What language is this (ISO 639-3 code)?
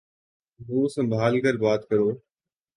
urd